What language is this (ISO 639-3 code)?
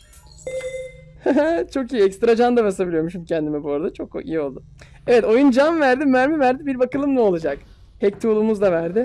tur